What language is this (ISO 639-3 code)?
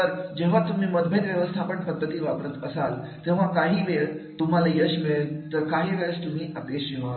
mar